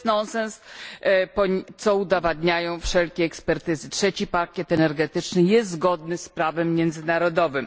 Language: Polish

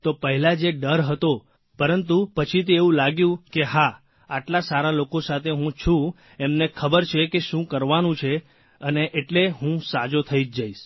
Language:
Gujarati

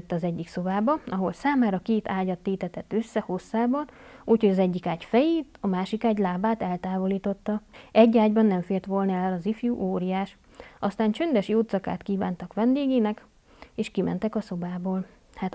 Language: Hungarian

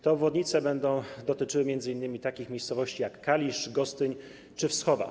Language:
Polish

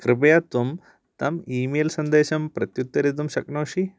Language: Sanskrit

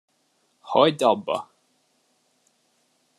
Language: Hungarian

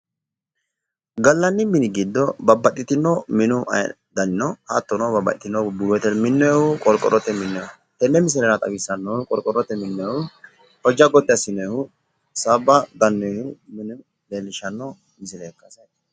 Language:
Sidamo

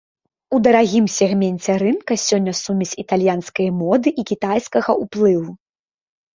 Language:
Belarusian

